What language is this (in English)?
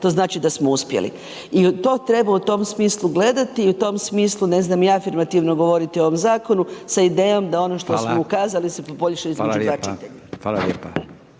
Croatian